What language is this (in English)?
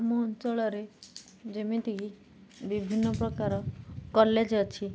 Odia